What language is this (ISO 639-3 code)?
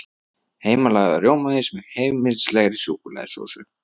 isl